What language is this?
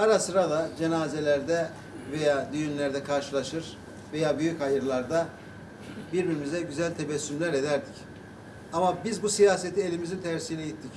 Turkish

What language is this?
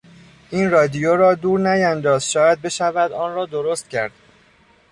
Persian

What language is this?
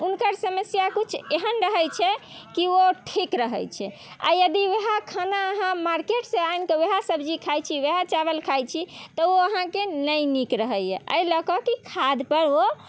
Maithili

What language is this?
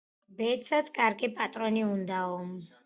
Georgian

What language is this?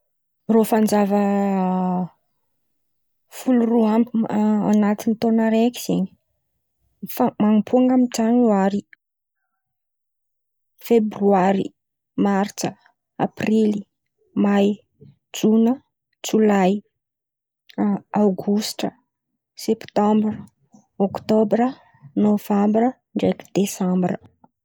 Antankarana Malagasy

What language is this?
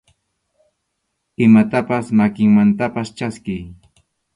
Arequipa-La Unión Quechua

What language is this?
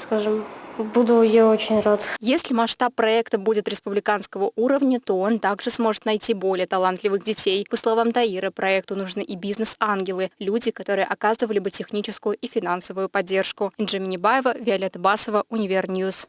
Russian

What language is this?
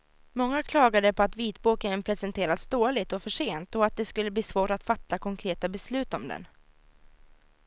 Swedish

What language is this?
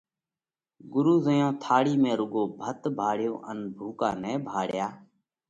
Parkari Koli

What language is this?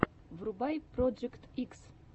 Russian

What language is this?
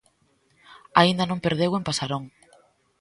Galician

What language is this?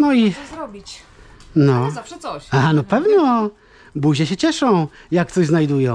Polish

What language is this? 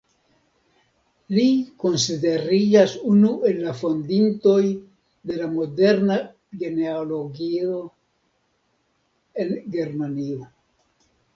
Esperanto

